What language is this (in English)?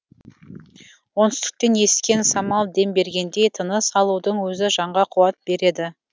Kazakh